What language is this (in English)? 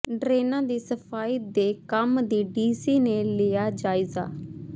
Punjabi